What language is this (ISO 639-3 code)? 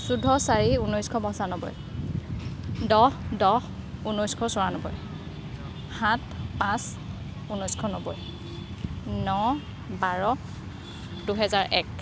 asm